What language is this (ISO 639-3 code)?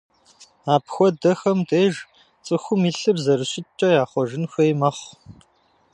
kbd